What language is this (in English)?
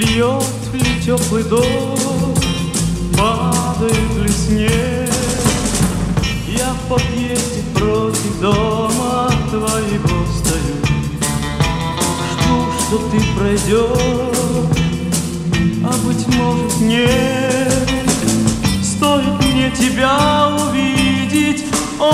Russian